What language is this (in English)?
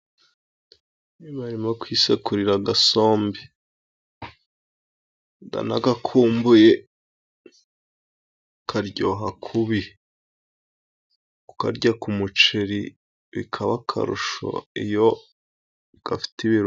Kinyarwanda